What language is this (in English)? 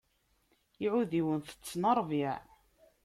Kabyle